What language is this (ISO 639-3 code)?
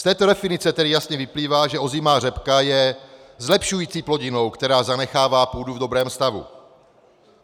ces